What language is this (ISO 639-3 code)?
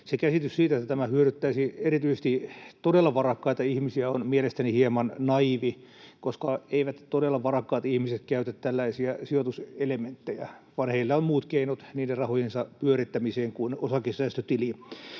fin